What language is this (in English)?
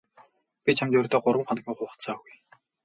Mongolian